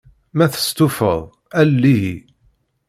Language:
Kabyle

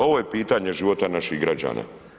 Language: Croatian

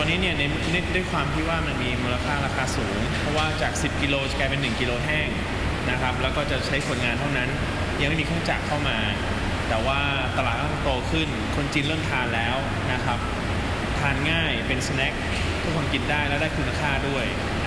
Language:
Thai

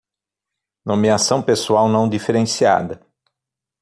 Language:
Portuguese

